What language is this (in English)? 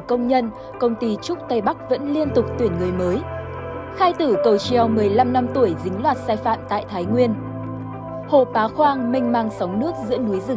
Vietnamese